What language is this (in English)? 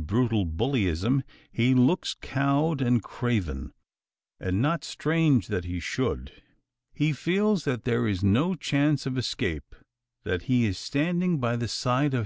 English